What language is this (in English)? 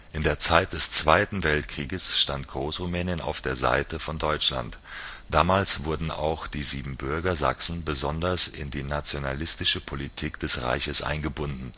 German